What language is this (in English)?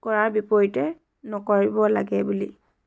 Assamese